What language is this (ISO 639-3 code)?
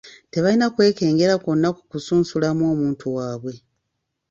lug